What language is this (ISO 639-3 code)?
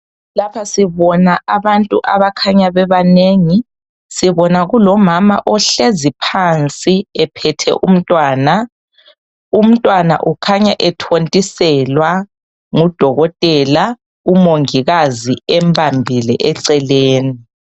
nde